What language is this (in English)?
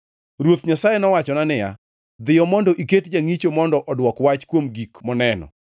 Luo (Kenya and Tanzania)